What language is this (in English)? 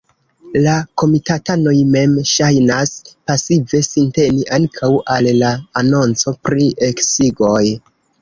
Esperanto